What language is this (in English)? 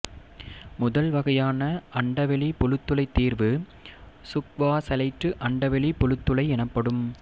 Tamil